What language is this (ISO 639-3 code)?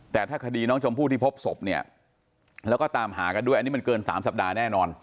tha